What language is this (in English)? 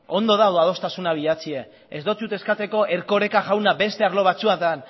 Basque